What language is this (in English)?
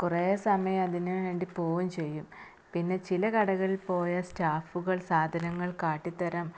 Malayalam